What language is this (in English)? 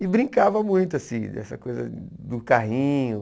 Portuguese